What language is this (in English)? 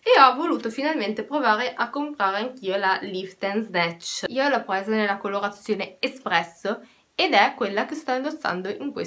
Italian